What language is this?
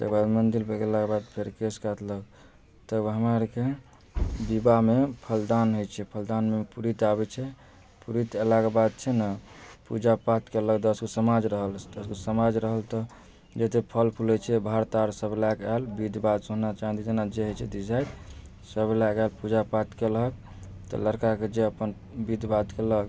Maithili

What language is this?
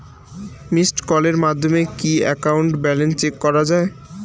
Bangla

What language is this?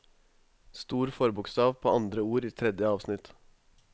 Norwegian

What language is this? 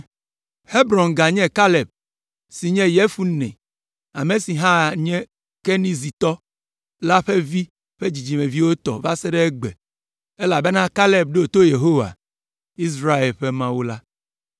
Ewe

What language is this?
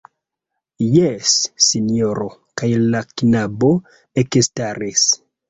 Esperanto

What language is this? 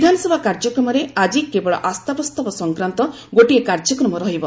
Odia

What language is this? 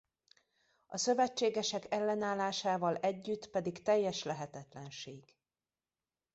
Hungarian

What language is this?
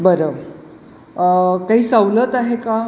Marathi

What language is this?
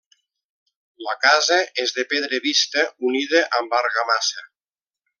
Catalan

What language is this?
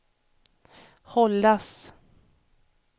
Swedish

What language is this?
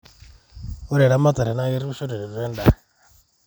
Masai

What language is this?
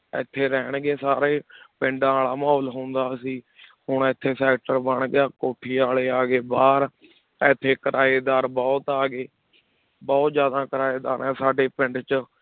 Punjabi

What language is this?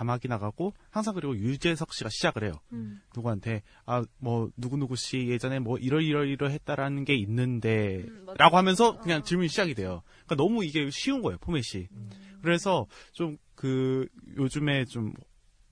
Korean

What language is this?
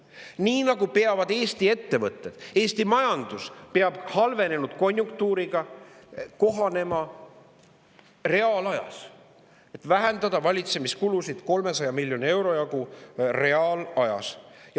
Estonian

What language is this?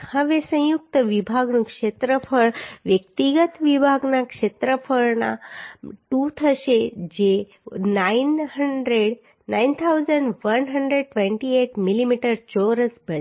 Gujarati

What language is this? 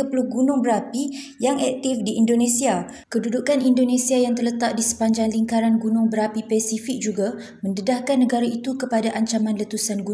Malay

